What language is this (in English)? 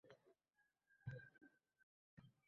Uzbek